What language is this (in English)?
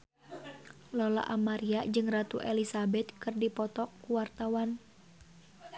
Sundanese